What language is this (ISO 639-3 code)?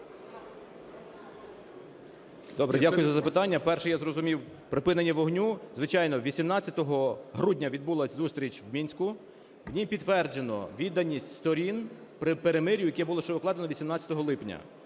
ukr